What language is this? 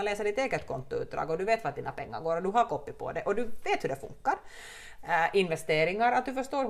Swedish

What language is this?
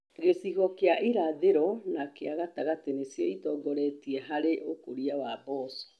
Kikuyu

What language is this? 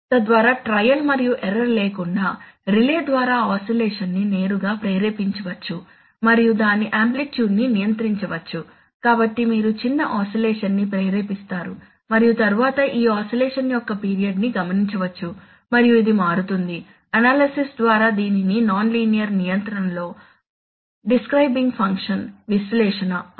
Telugu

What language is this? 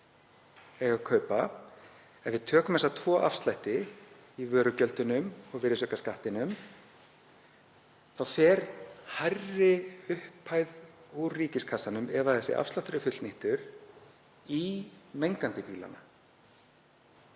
Icelandic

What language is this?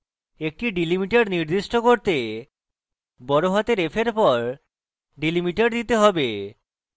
Bangla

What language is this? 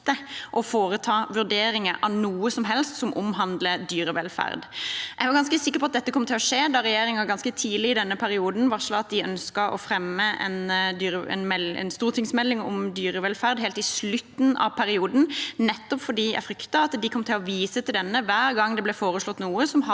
Norwegian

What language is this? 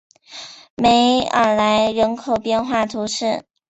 Chinese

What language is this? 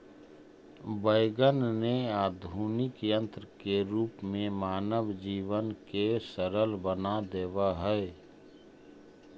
Magahi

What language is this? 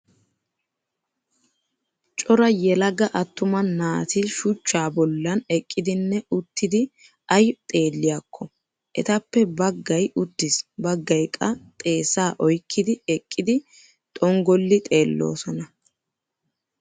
Wolaytta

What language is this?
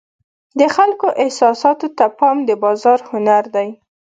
Pashto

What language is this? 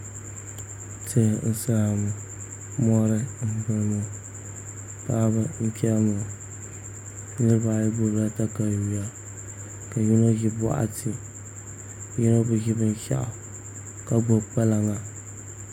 Dagbani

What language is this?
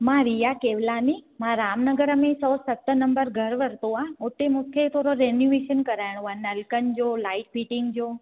Sindhi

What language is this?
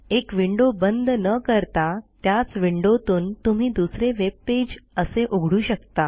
Marathi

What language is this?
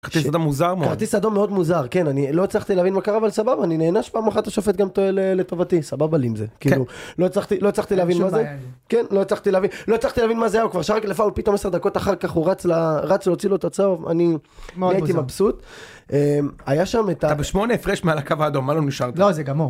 Hebrew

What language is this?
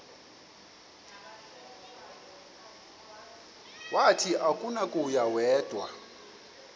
Xhosa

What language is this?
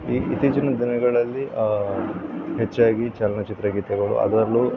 Kannada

